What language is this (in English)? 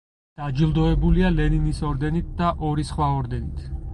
Georgian